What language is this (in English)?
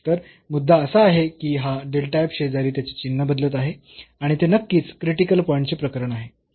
Marathi